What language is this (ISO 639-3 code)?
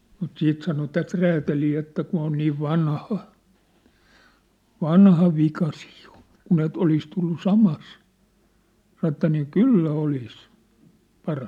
fin